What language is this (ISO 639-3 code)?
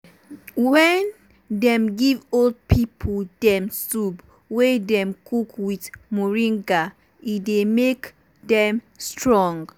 pcm